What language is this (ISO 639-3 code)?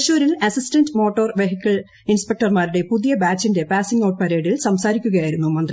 mal